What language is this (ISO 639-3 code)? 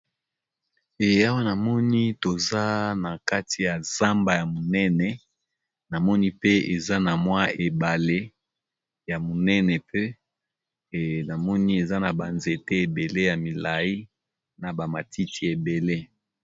lin